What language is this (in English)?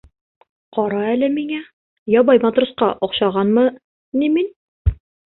Bashkir